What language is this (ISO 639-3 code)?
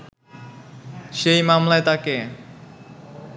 ben